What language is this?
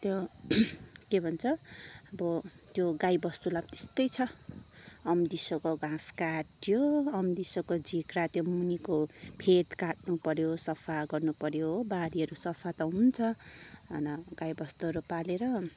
Nepali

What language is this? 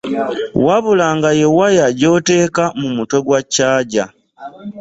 Ganda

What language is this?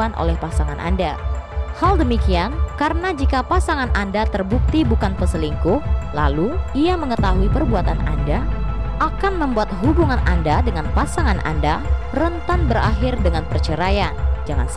Indonesian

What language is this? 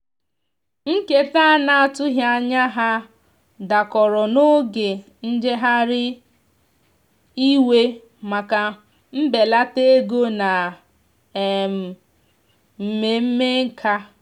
Igbo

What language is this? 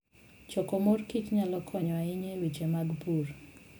Luo (Kenya and Tanzania)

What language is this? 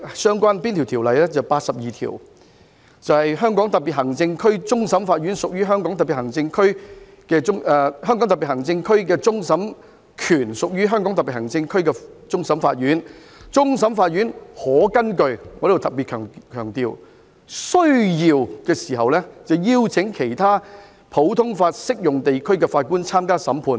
Cantonese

